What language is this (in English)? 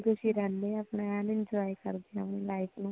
Punjabi